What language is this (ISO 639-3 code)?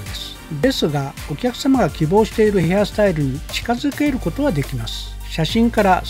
jpn